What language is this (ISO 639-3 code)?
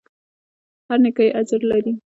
pus